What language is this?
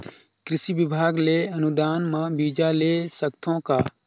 Chhattisgarhi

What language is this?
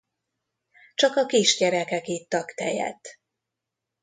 Hungarian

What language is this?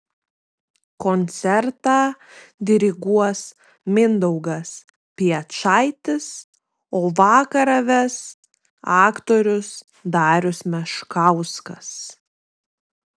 Lithuanian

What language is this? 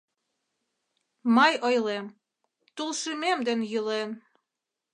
Mari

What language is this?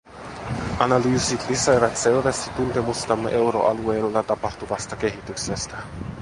Finnish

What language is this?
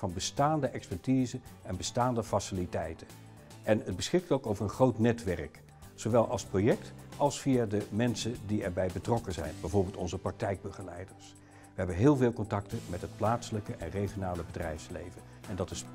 Dutch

